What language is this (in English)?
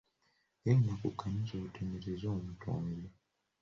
Ganda